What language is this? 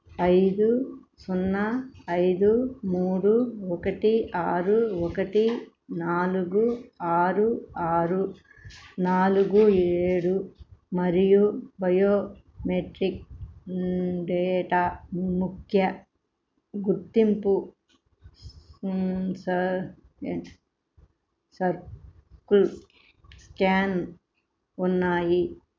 Telugu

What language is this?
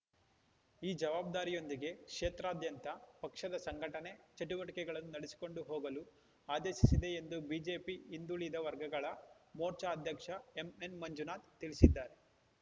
Kannada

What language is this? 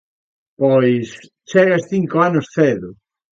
Galician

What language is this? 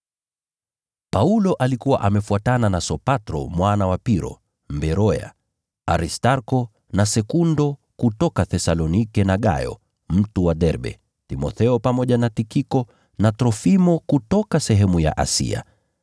Swahili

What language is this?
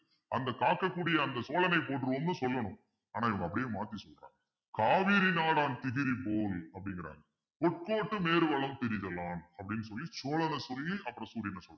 Tamil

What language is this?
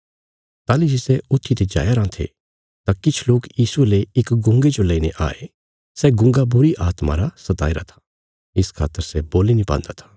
Bilaspuri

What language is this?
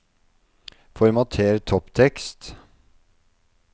Norwegian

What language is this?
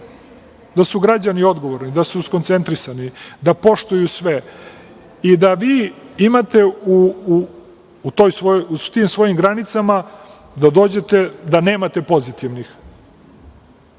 Serbian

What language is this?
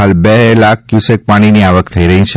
Gujarati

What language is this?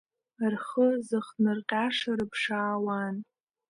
Abkhazian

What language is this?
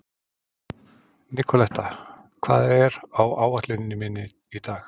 Icelandic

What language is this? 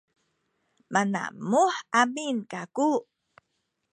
Sakizaya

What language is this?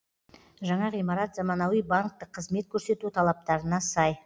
Kazakh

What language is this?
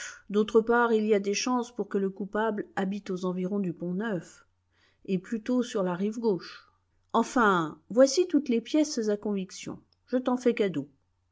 French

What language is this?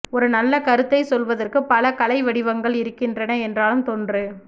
Tamil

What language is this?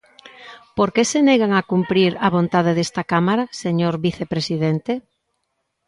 Galician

